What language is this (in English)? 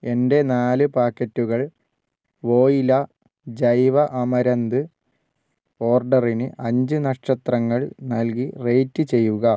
Malayalam